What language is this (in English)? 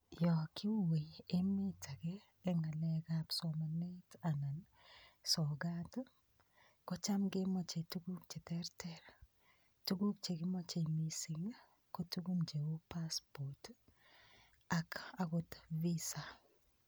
Kalenjin